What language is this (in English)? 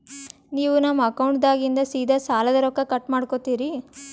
Kannada